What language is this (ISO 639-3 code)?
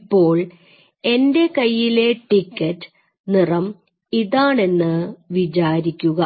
mal